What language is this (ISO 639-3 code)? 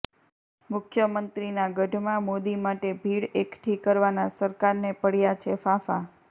guj